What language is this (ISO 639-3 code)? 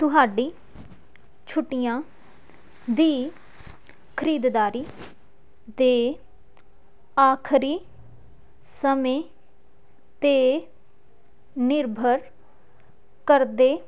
pan